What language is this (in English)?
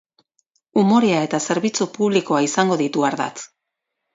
Basque